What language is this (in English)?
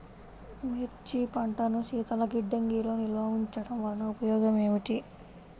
Telugu